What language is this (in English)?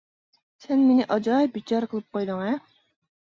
Uyghur